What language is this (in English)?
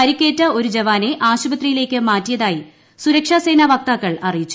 Malayalam